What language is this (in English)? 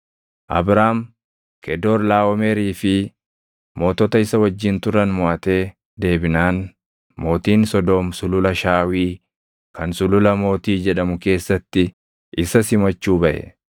Oromo